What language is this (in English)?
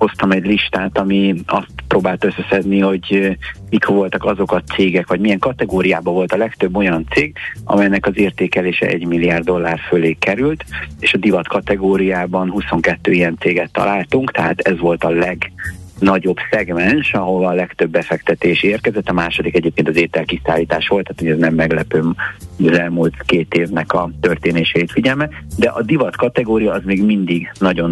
Hungarian